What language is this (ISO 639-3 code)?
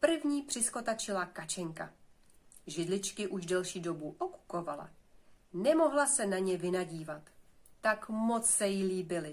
ces